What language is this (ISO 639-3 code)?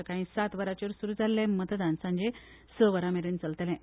kok